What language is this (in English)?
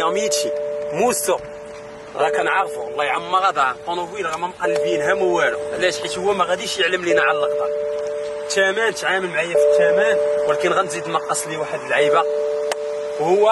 Arabic